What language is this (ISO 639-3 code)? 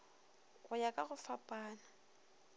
nso